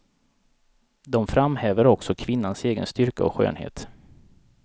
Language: Swedish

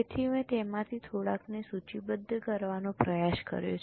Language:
Gujarati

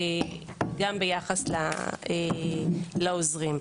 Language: Hebrew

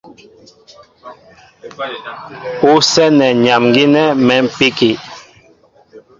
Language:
Mbo (Cameroon)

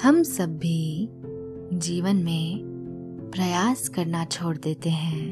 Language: Hindi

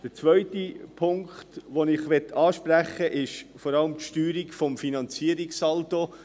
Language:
Swiss German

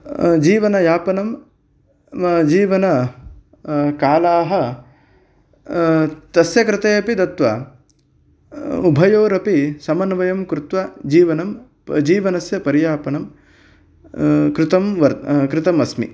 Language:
Sanskrit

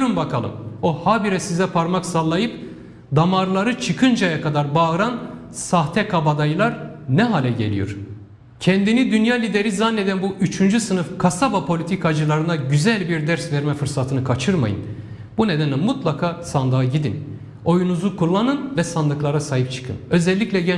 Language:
Turkish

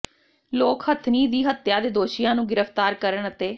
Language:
Punjabi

